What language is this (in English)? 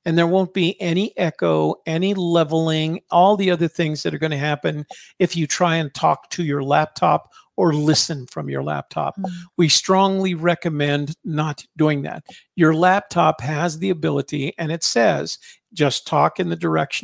English